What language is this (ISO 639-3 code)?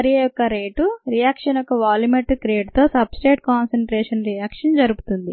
tel